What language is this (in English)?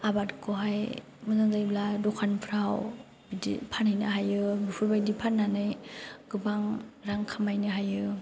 Bodo